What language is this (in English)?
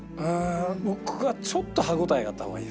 Japanese